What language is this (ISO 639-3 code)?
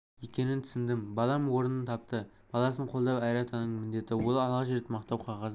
kaz